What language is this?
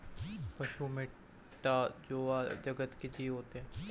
Hindi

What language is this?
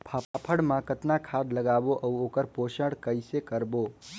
Chhattisgarhi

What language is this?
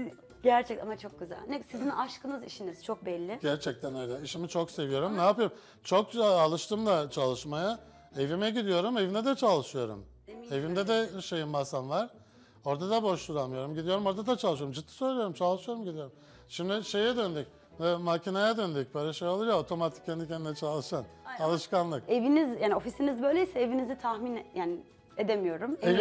Turkish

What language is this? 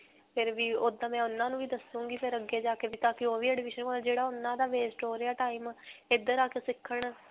Punjabi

